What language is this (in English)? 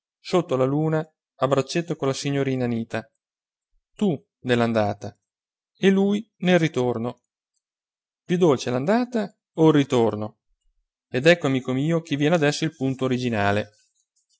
Italian